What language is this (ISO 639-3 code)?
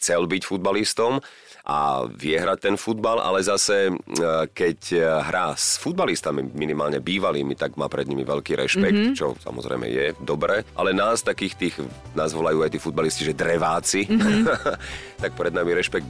slk